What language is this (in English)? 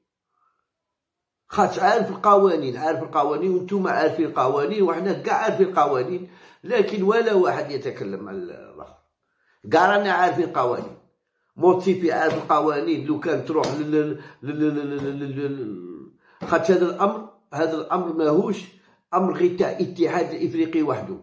Arabic